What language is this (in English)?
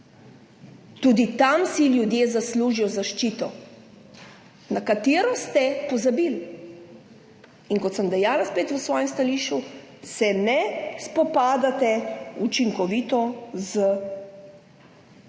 Slovenian